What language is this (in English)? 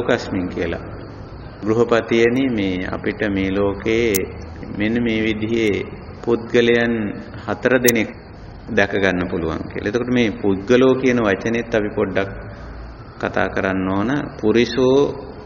Italian